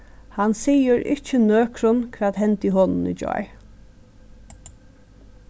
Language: Faroese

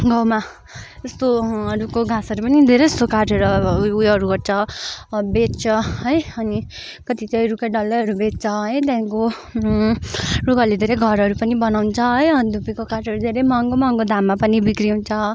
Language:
Nepali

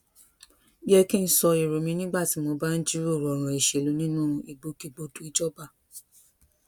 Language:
Yoruba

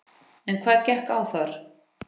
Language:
Icelandic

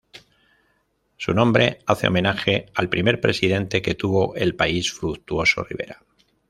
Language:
Spanish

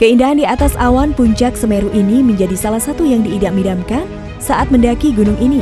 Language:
Indonesian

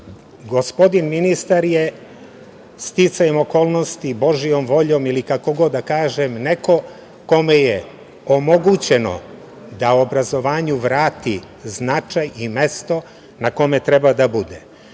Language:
Serbian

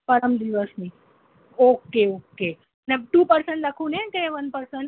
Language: Gujarati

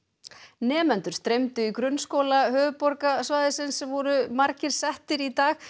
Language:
Icelandic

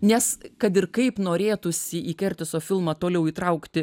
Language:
Lithuanian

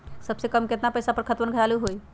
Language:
Magahi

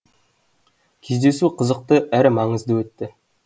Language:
Kazakh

